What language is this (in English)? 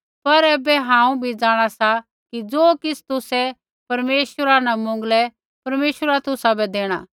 Kullu Pahari